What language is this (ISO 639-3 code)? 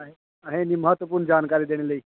doi